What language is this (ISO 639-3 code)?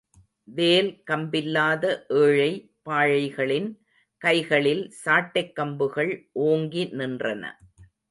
tam